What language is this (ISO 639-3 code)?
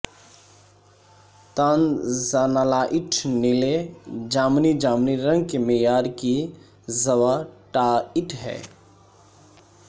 urd